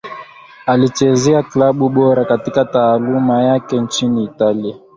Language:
Swahili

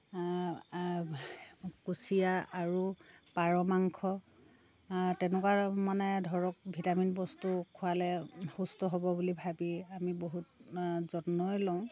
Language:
Assamese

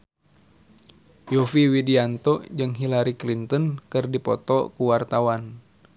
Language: Sundanese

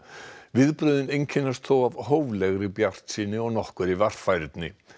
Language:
Icelandic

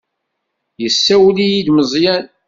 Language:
Kabyle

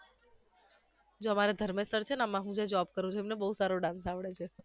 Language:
Gujarati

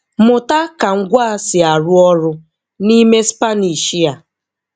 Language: Igbo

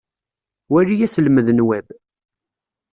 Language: Kabyle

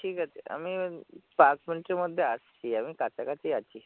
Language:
Bangla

